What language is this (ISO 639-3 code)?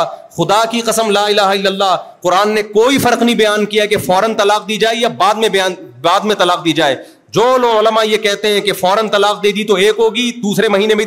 urd